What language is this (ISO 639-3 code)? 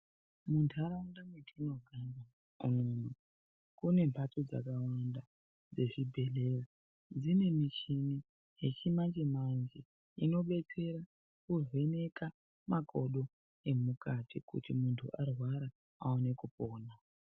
ndc